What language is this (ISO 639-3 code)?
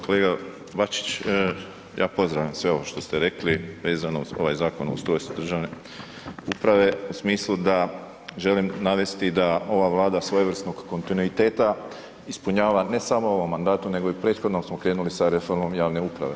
hrv